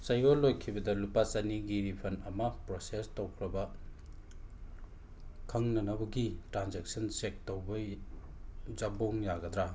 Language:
Manipuri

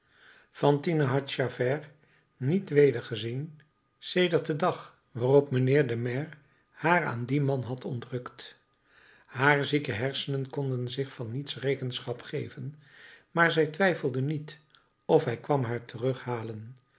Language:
Dutch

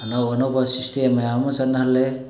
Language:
Manipuri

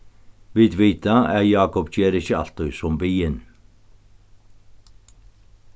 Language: Faroese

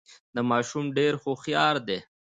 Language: Pashto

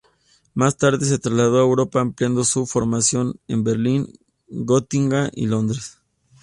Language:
Spanish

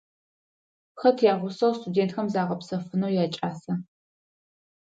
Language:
Adyghe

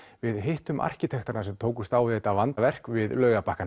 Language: Icelandic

